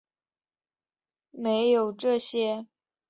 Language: Chinese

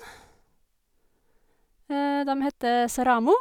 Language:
Norwegian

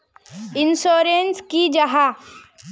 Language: Magahi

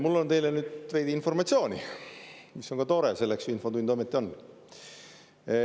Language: Estonian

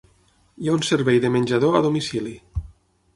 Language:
Catalan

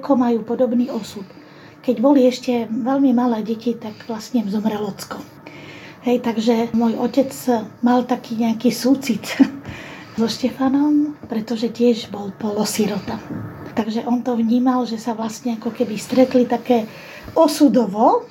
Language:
Slovak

